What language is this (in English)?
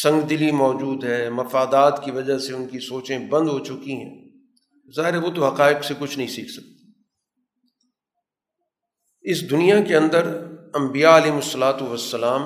Urdu